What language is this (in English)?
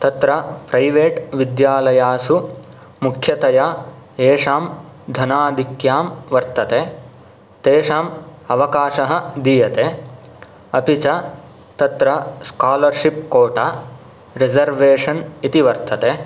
Sanskrit